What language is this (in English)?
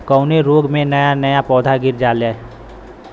Bhojpuri